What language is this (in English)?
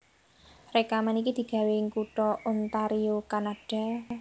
Javanese